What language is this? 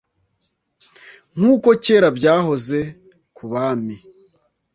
Kinyarwanda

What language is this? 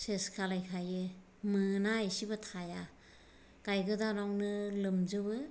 Bodo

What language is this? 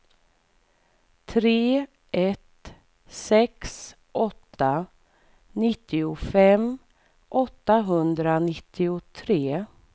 Swedish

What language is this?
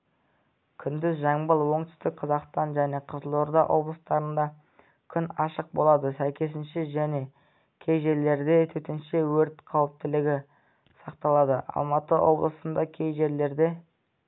Kazakh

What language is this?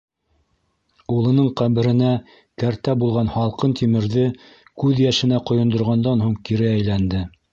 Bashkir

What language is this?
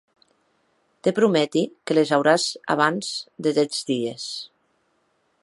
Occitan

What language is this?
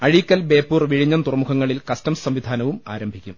Malayalam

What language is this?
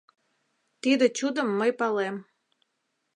Mari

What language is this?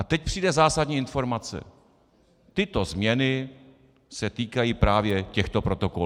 Czech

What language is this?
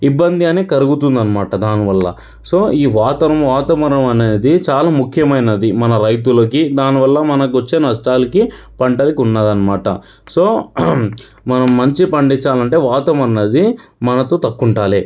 Telugu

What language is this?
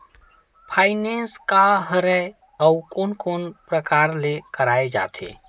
Chhattisgarhi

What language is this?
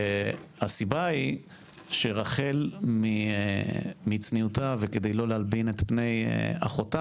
Hebrew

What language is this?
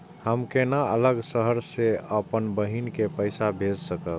Maithili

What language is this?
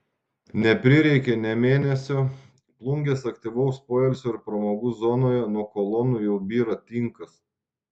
Lithuanian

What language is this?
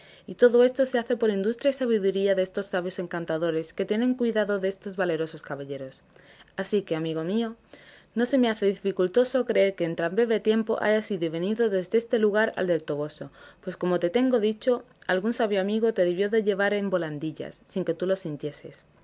Spanish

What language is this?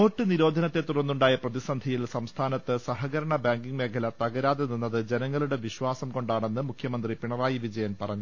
Malayalam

